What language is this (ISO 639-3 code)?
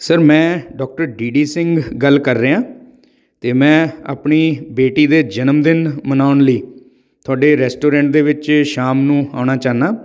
pan